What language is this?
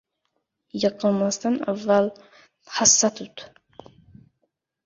Uzbek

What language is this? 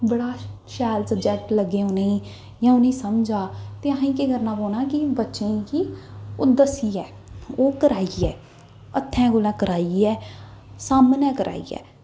Dogri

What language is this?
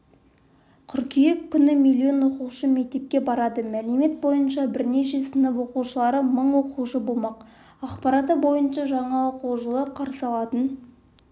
Kazakh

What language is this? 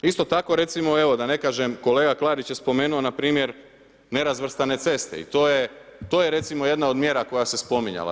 Croatian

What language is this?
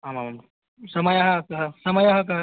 Sanskrit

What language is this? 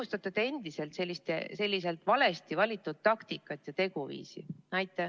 Estonian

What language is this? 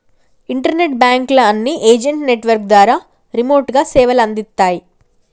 Telugu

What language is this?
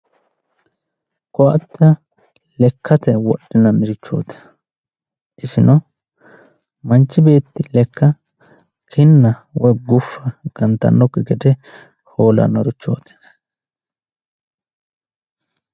Sidamo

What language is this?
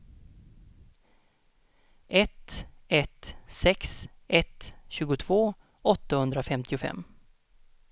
Swedish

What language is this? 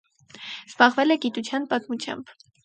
Armenian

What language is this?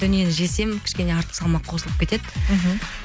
Kazakh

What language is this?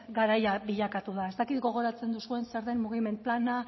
Basque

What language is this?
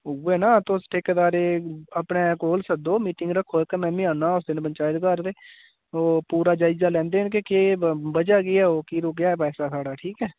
Dogri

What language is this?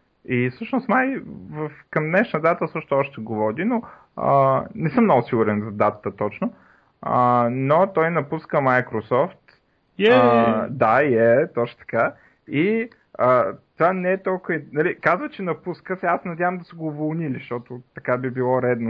Bulgarian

